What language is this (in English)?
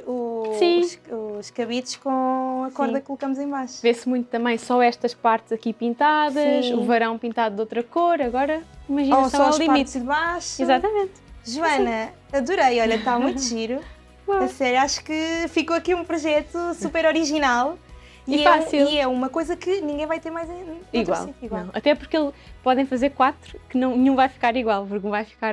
Portuguese